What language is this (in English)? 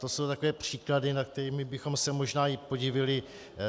Czech